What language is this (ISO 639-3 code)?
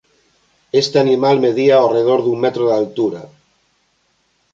glg